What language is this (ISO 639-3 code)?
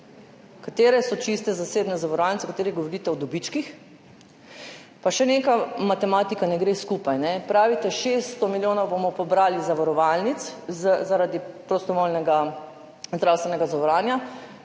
slv